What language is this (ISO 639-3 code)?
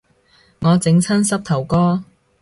yue